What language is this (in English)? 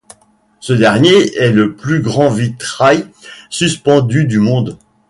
French